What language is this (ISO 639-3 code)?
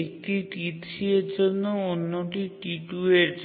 ben